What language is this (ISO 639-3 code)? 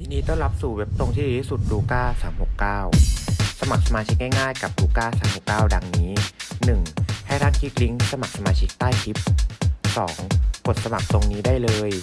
tha